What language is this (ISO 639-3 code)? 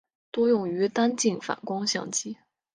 zho